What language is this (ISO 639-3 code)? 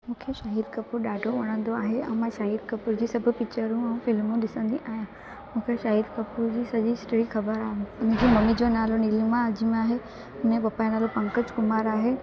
snd